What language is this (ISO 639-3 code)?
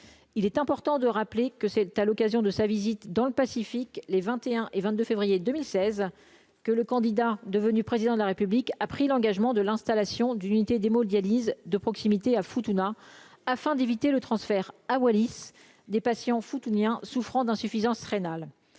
fra